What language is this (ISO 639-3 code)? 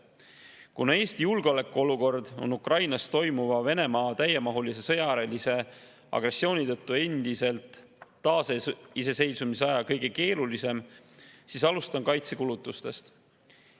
est